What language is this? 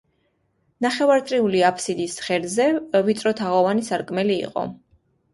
Georgian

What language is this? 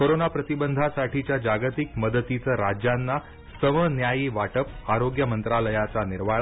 Marathi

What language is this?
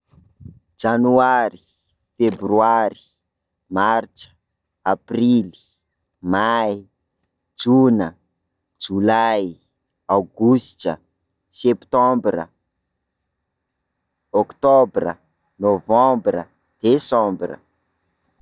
Sakalava Malagasy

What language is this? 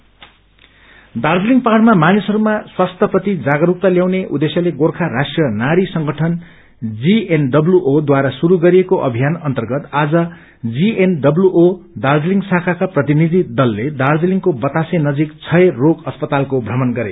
Nepali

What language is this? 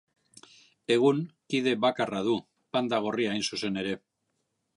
Basque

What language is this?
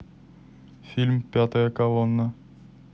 Russian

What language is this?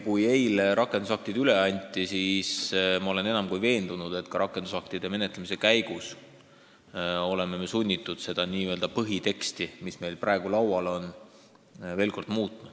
Estonian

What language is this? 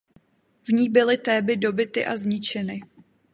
Czech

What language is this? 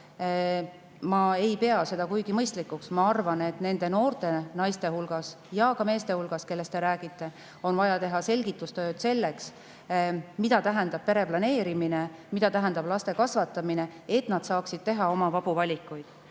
Estonian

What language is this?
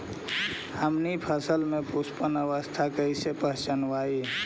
Magahi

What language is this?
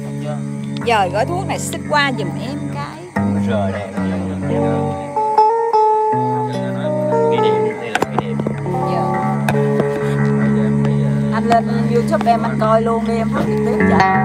Vietnamese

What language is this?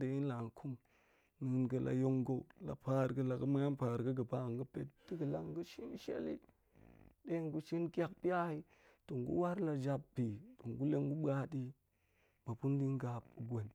Goemai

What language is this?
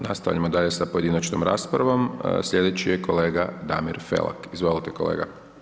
Croatian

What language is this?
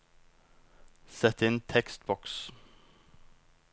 Norwegian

